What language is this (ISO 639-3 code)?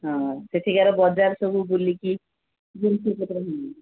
ori